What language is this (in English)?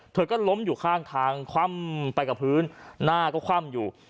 Thai